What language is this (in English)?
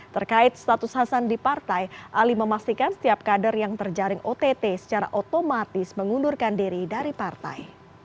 Indonesian